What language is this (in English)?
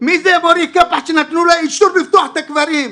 Hebrew